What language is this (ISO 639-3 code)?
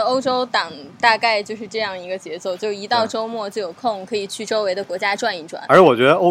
zho